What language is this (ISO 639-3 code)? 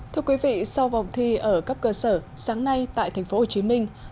vie